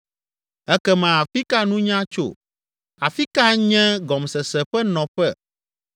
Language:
Ewe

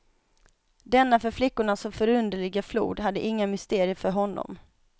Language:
Swedish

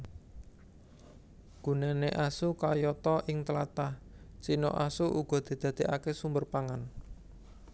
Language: Javanese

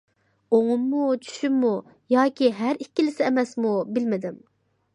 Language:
Uyghur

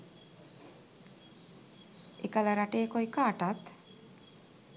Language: Sinhala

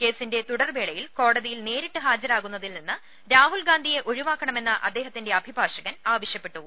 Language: Malayalam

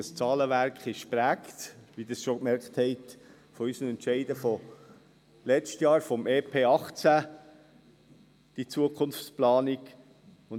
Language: Swiss German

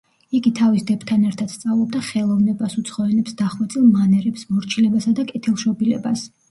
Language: Georgian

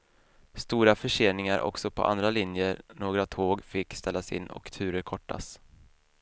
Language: Swedish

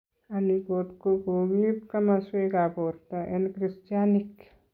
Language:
Kalenjin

